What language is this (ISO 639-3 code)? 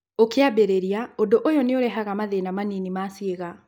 kik